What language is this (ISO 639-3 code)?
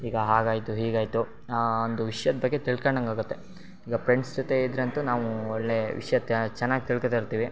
kan